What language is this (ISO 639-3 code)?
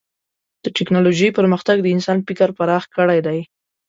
pus